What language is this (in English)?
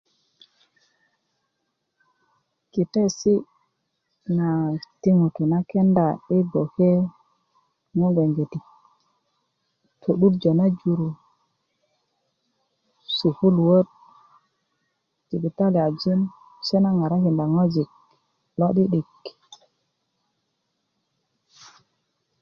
Kuku